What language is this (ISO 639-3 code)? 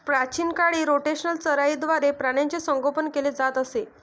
mar